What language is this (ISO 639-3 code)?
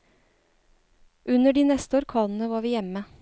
nor